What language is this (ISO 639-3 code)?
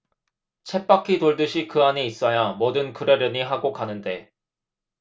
kor